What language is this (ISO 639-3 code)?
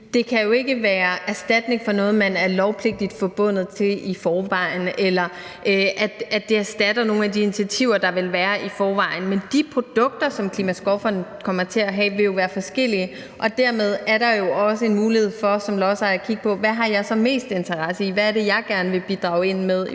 dan